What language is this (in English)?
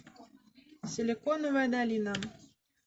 Russian